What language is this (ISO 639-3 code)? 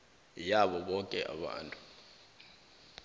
nbl